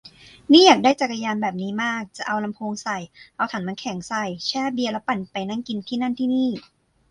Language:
Thai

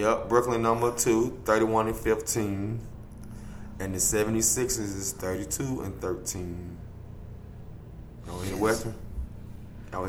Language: English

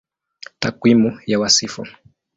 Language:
Swahili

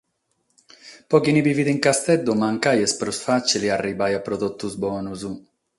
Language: Sardinian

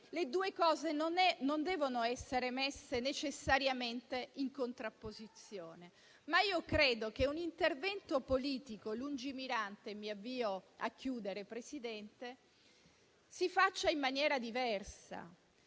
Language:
Italian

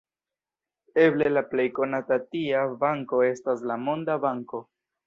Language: Esperanto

